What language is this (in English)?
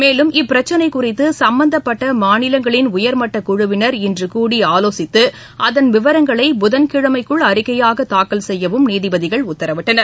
Tamil